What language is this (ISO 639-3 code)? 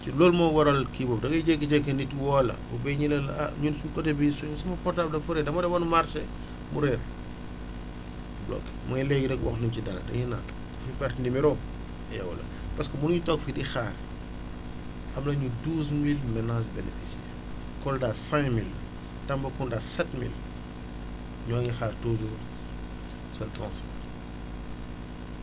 wol